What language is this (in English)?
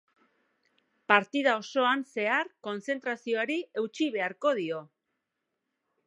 Basque